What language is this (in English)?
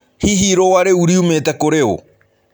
Kikuyu